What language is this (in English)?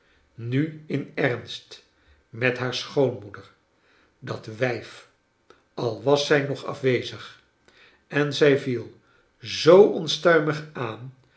Dutch